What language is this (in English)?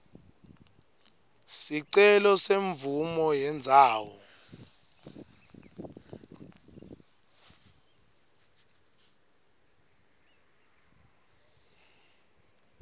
Swati